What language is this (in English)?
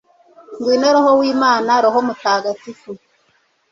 Kinyarwanda